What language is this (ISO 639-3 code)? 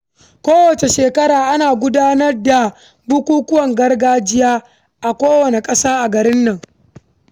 hau